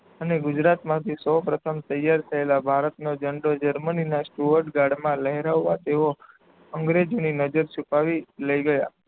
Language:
Gujarati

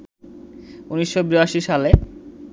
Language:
Bangla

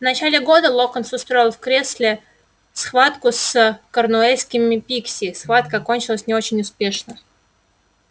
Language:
Russian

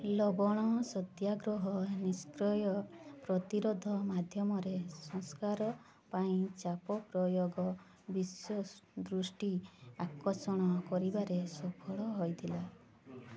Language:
Odia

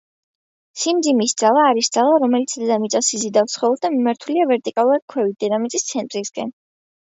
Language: Georgian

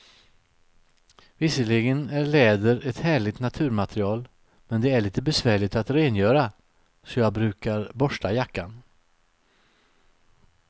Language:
Swedish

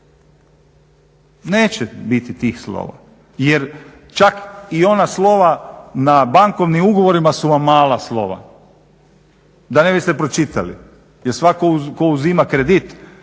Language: Croatian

